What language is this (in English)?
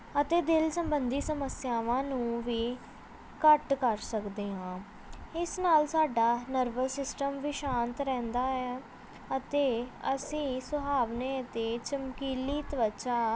Punjabi